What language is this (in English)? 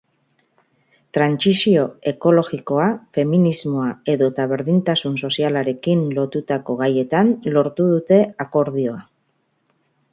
Basque